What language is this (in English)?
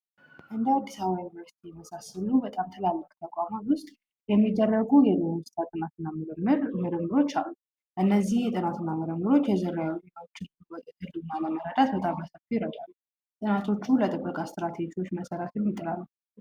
Amharic